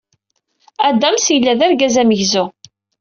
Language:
Kabyle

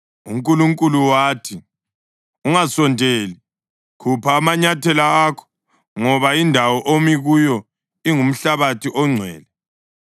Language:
North Ndebele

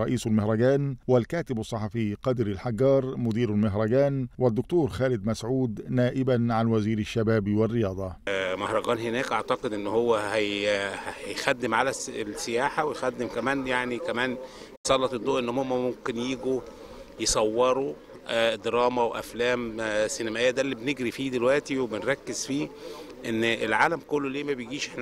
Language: Arabic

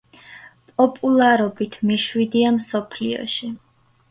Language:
Georgian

